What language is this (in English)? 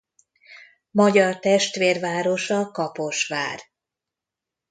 Hungarian